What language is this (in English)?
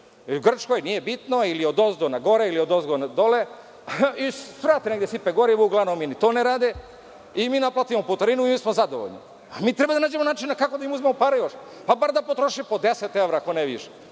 Serbian